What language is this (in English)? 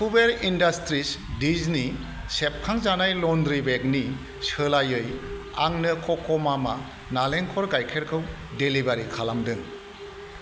Bodo